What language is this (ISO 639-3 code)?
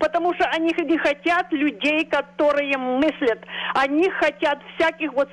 rus